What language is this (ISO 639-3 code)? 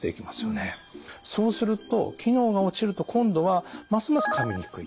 jpn